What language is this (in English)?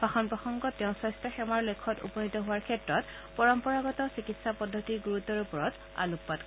Assamese